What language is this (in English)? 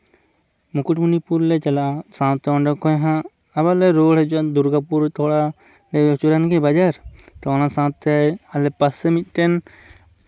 Santali